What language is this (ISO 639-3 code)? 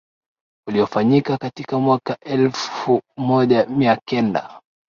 swa